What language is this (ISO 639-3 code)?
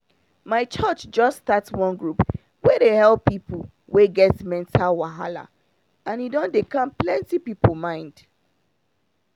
pcm